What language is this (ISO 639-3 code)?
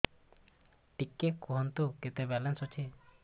ori